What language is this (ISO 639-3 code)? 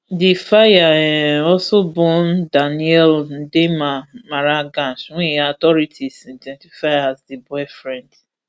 pcm